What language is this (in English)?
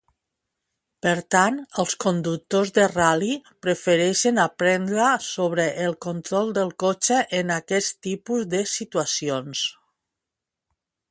Catalan